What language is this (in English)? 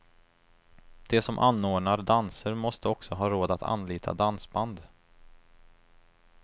Swedish